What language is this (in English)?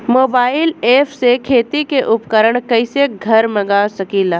Bhojpuri